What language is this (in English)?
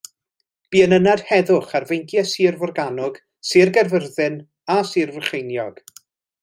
Welsh